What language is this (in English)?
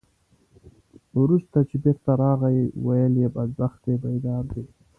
Pashto